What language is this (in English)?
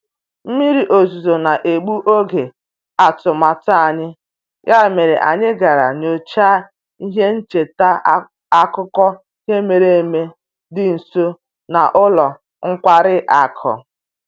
Igbo